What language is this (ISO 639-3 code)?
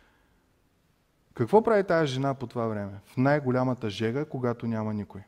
bul